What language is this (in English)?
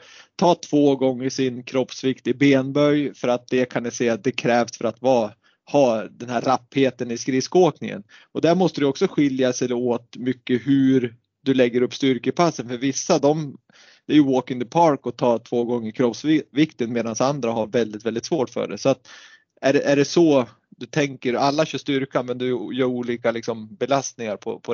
Swedish